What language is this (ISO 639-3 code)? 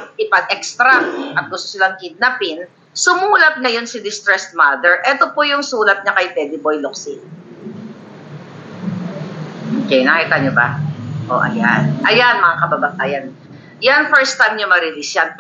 fil